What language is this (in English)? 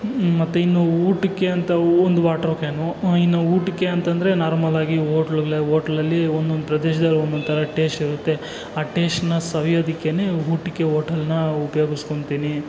Kannada